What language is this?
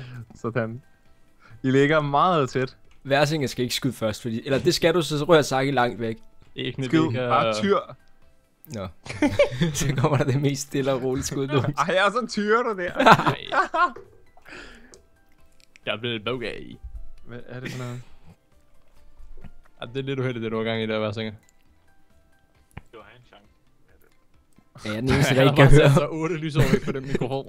Danish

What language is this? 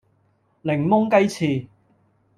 Cantonese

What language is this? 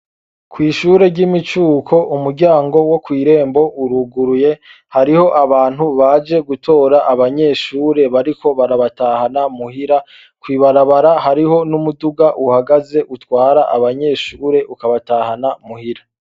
Rundi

